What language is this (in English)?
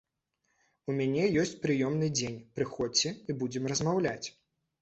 Belarusian